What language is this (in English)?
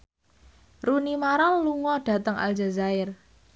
Javanese